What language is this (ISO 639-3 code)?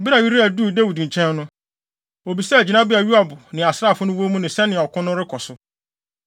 aka